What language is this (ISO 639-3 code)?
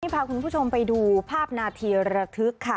tha